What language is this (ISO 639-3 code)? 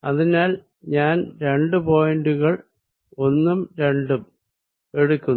mal